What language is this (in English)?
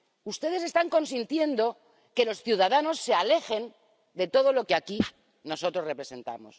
Spanish